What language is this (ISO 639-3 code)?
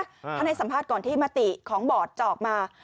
tha